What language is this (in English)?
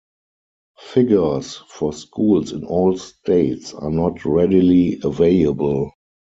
English